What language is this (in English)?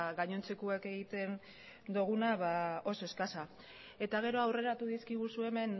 Basque